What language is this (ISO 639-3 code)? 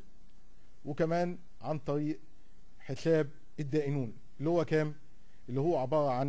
ara